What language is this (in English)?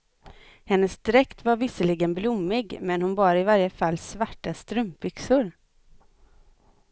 Swedish